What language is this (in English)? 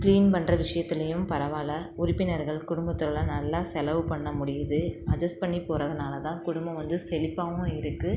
Tamil